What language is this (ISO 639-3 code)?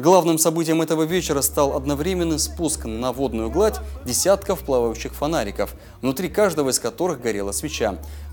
rus